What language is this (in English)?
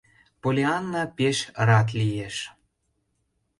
Mari